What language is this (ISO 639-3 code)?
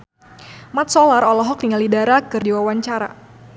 sun